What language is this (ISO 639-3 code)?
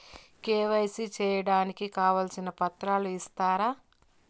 tel